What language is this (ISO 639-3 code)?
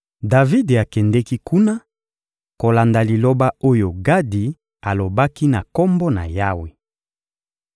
lin